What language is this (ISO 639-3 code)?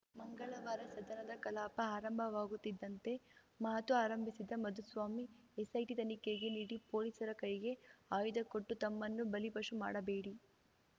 kan